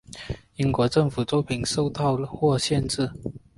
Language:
Chinese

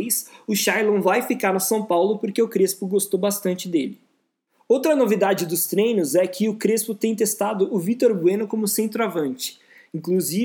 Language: Portuguese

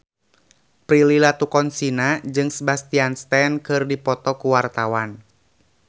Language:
Sundanese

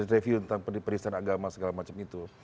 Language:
Indonesian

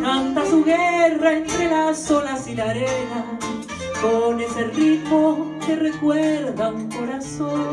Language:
Spanish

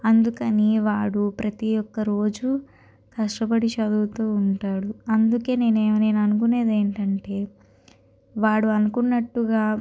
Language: Telugu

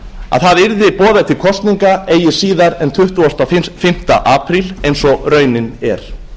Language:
Icelandic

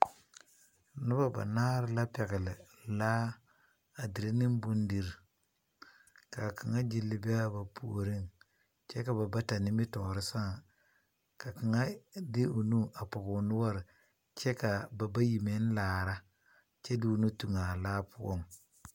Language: Southern Dagaare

